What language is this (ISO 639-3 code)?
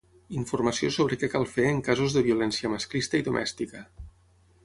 cat